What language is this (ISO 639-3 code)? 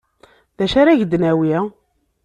kab